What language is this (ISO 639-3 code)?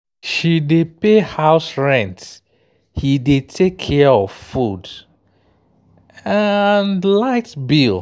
pcm